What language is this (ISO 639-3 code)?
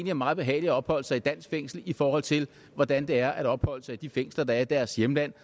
dan